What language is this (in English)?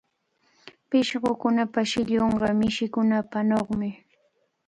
Cajatambo North Lima Quechua